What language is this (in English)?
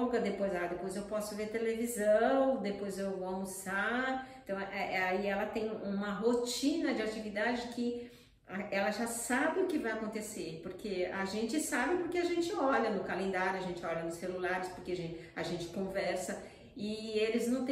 Portuguese